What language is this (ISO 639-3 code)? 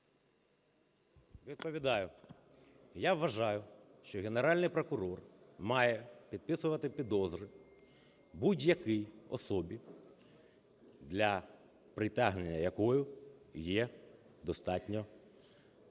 ukr